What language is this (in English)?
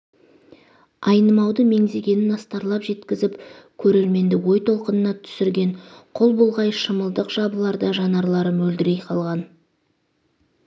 Kazakh